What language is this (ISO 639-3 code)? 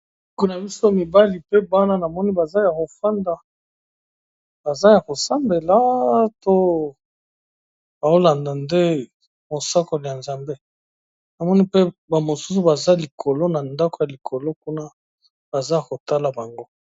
lin